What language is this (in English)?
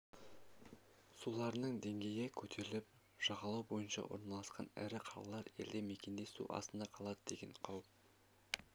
Kazakh